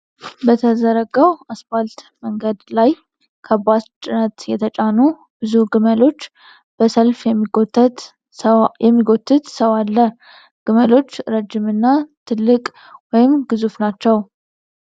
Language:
Amharic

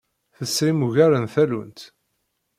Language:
Kabyle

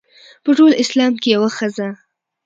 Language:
Pashto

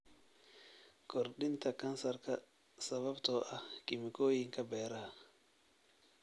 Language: Somali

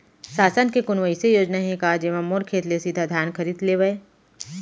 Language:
Chhattisgarhi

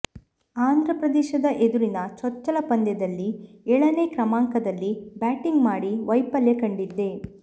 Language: Kannada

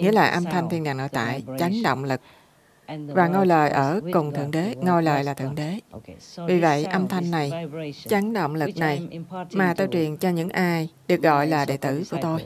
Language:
Vietnamese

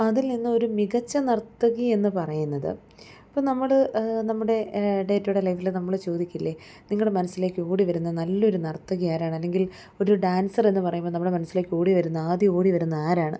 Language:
Malayalam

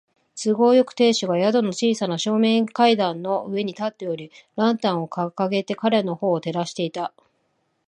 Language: Japanese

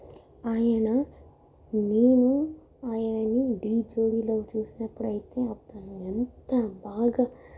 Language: Telugu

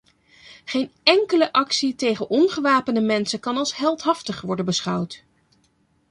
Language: Dutch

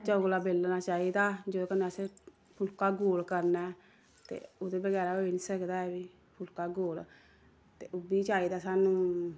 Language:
Dogri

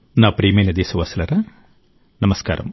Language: Telugu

